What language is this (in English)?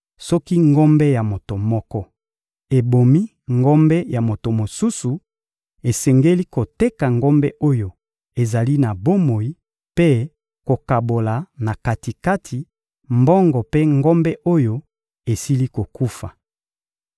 Lingala